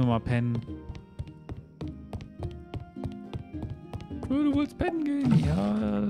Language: German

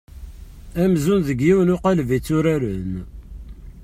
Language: Kabyle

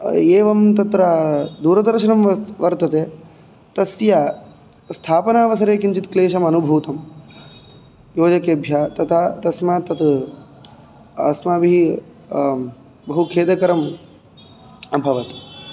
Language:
Sanskrit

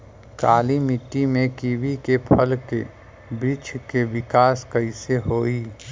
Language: Bhojpuri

